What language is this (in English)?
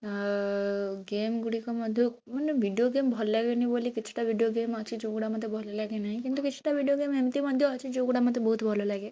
Odia